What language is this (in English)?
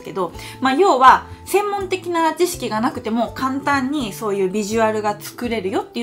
Japanese